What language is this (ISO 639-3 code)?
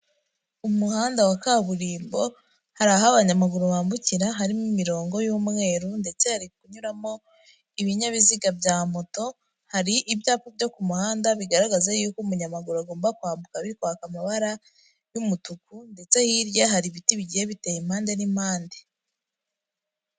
kin